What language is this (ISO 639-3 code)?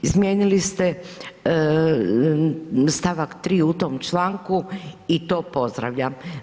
hrv